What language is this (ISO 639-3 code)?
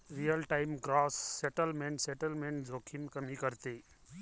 mar